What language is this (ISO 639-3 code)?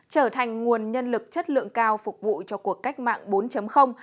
vie